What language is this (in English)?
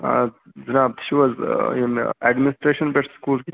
Kashmiri